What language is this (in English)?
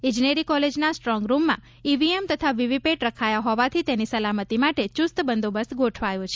Gujarati